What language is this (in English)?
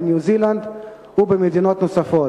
Hebrew